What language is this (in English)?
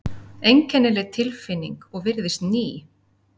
Icelandic